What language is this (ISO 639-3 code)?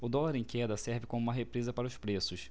por